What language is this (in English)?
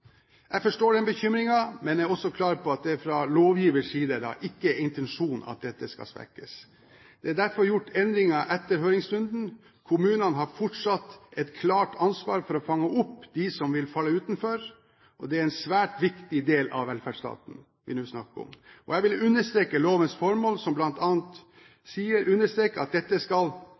Norwegian Bokmål